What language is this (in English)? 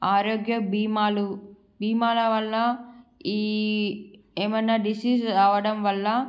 Telugu